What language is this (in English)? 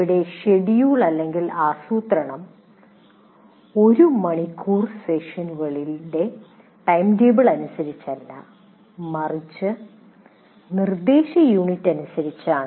Malayalam